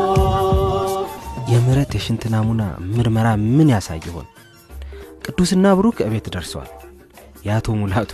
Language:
Amharic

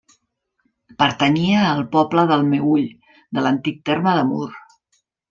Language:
Catalan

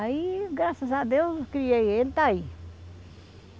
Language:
Portuguese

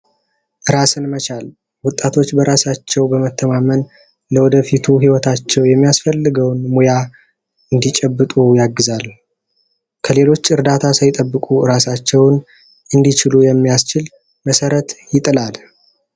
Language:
Amharic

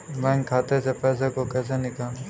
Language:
Hindi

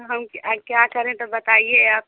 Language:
Hindi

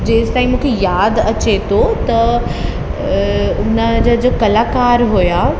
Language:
Sindhi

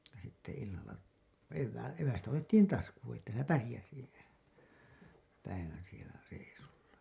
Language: Finnish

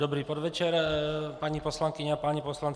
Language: Czech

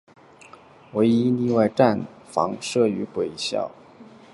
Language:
Chinese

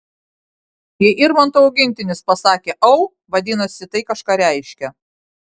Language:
Lithuanian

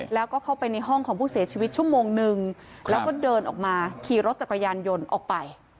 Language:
Thai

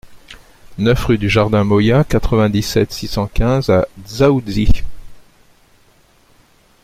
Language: French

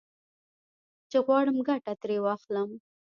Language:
Pashto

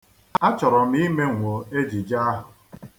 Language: Igbo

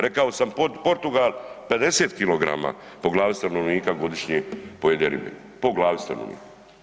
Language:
Croatian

